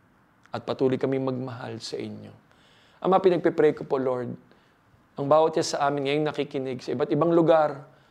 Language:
Filipino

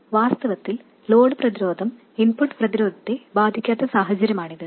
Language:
Malayalam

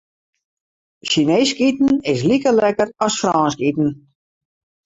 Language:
Western Frisian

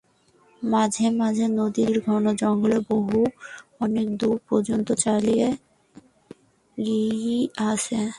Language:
Bangla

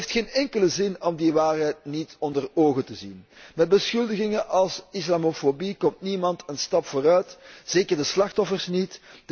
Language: Dutch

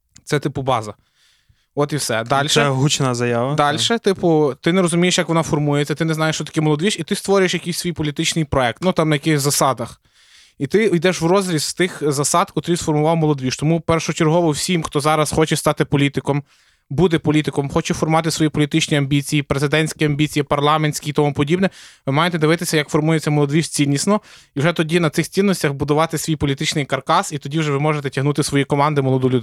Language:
Ukrainian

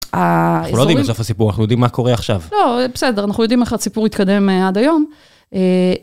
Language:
Hebrew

